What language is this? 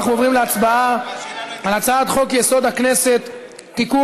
Hebrew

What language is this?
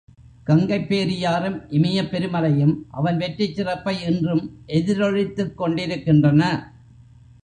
Tamil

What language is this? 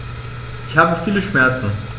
German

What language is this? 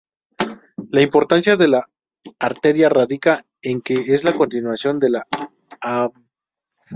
Spanish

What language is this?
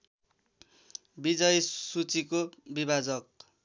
Nepali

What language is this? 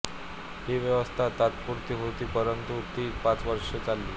Marathi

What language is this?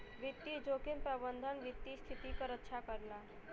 Bhojpuri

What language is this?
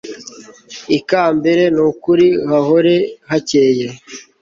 Kinyarwanda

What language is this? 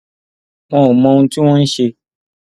Yoruba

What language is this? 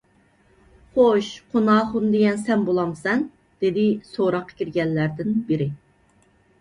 Uyghur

